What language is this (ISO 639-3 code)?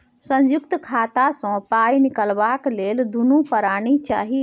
mai